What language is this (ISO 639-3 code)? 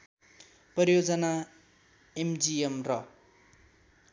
nep